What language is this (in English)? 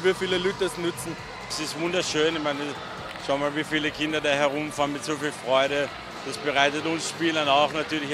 German